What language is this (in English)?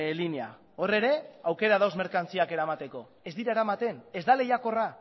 Basque